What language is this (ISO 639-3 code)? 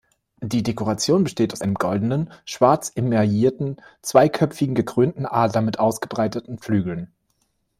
deu